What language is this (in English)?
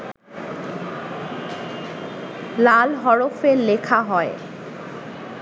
Bangla